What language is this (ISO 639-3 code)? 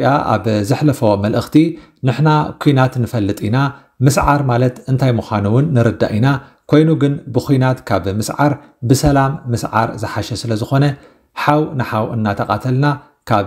ara